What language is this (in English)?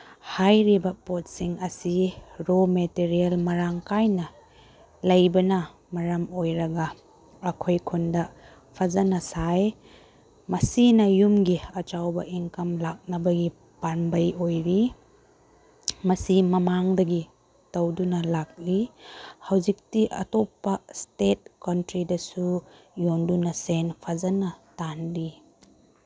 Manipuri